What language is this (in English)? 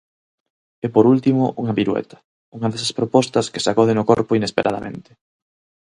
Galician